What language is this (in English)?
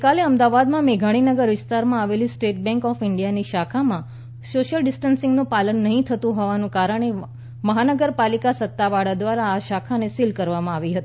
Gujarati